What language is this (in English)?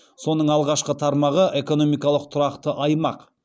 Kazakh